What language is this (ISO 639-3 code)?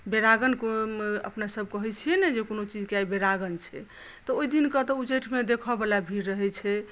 mai